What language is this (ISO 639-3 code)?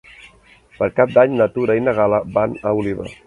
cat